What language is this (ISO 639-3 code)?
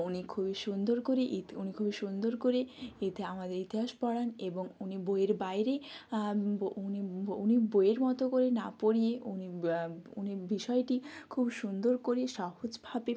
ben